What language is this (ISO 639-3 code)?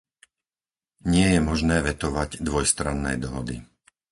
slk